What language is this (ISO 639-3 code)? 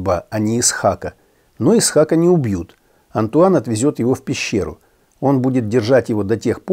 rus